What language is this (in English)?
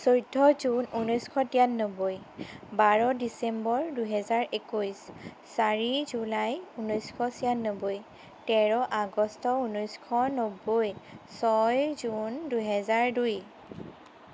Assamese